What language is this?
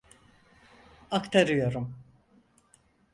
Turkish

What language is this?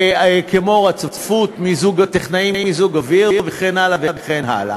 Hebrew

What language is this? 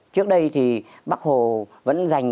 Vietnamese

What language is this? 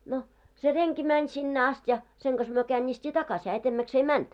Finnish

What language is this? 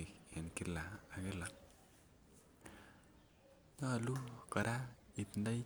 Kalenjin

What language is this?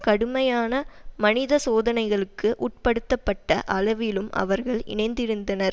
Tamil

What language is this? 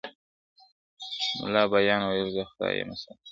Pashto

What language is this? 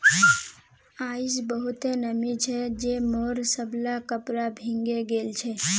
Magahi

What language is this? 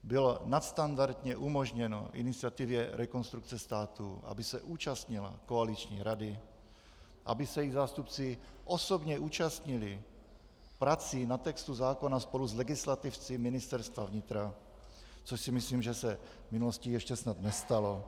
Czech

